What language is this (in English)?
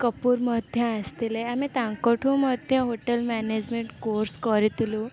Odia